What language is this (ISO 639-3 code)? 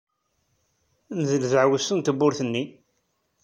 kab